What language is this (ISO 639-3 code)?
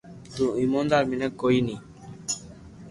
lrk